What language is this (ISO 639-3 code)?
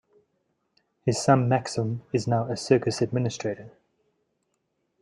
eng